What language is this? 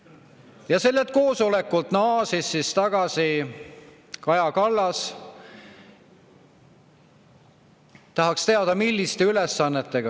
Estonian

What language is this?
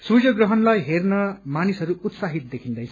Nepali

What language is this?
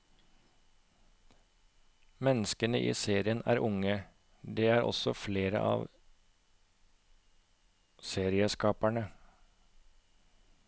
Norwegian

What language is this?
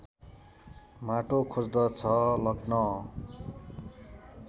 Nepali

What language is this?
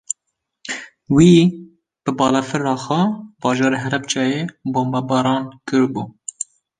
Kurdish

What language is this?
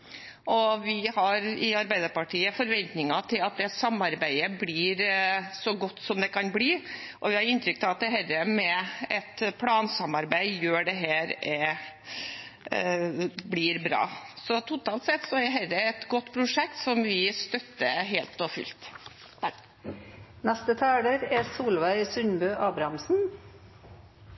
Norwegian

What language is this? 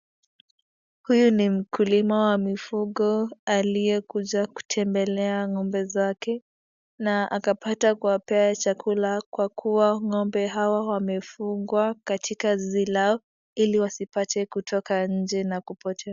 Swahili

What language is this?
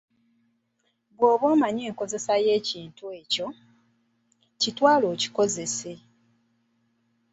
Ganda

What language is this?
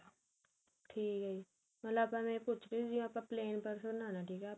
Punjabi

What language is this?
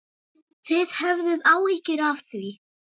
Icelandic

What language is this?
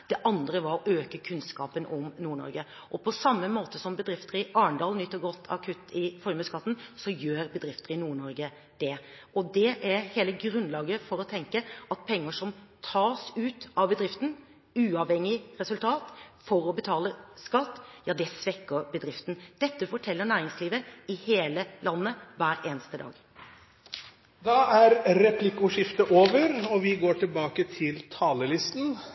Norwegian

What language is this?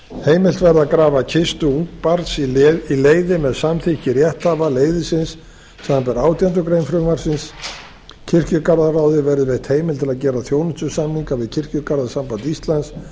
Icelandic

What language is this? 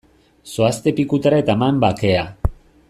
Basque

